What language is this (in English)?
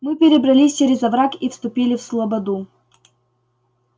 Russian